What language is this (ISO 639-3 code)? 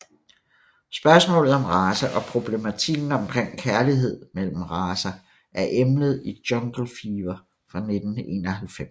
dan